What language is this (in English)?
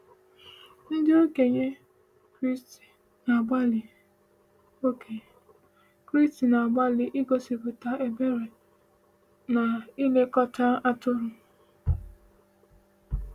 Igbo